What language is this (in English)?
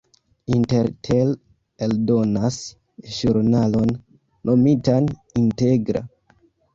Esperanto